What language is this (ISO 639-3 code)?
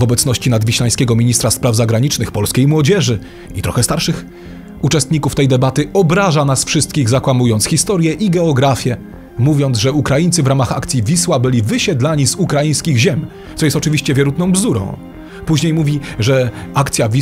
pol